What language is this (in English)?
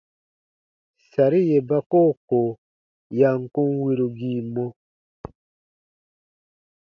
Baatonum